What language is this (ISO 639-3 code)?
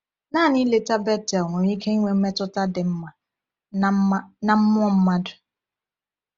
ibo